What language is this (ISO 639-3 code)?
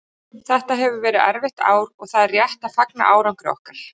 isl